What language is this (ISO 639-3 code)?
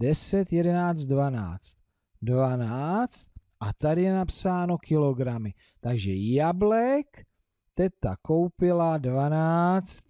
ces